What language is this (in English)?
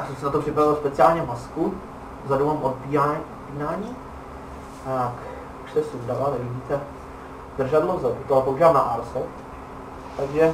Czech